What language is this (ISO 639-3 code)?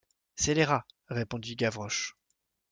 fra